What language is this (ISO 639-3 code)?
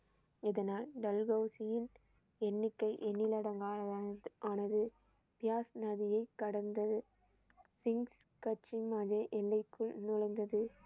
tam